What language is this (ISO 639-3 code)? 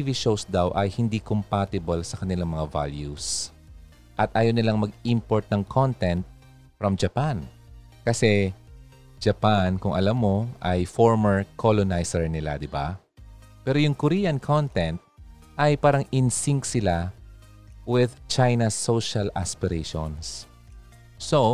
fil